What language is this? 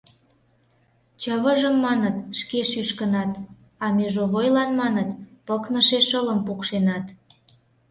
Mari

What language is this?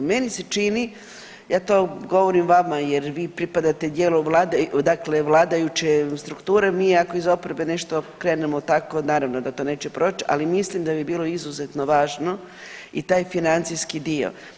Croatian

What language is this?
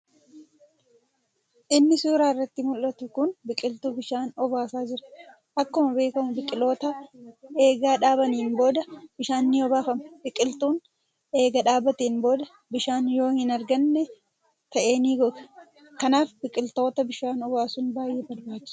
Oromo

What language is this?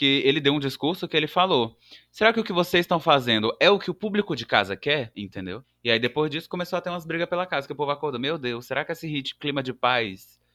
Portuguese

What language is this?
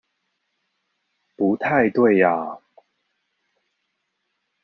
Chinese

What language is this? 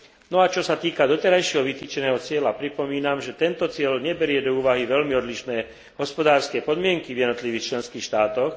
Slovak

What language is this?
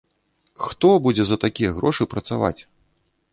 Belarusian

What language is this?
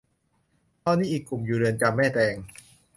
Thai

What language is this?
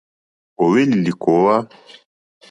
Mokpwe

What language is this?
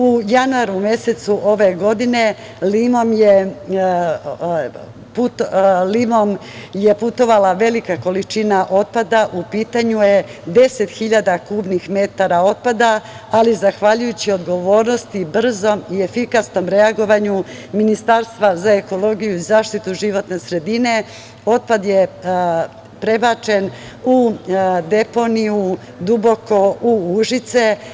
Serbian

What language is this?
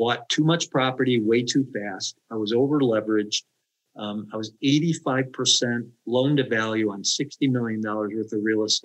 English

